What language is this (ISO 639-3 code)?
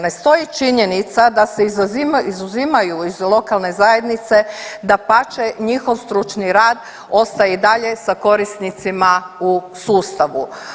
hrv